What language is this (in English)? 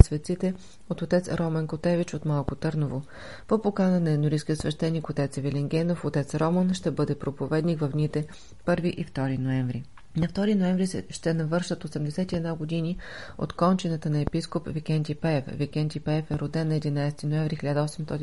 Bulgarian